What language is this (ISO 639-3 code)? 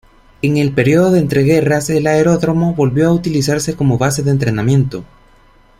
spa